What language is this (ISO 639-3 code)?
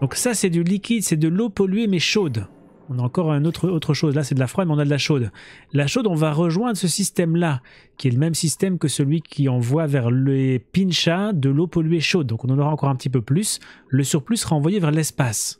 fra